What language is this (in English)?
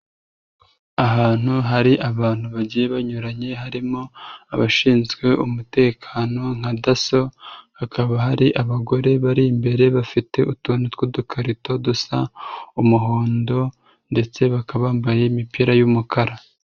Kinyarwanda